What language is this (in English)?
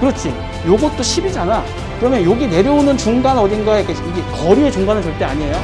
Korean